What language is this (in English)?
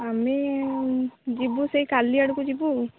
Odia